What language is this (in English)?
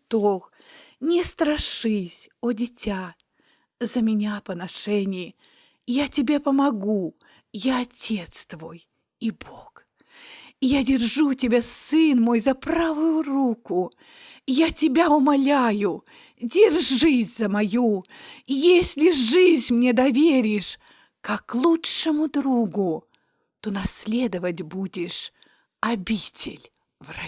Russian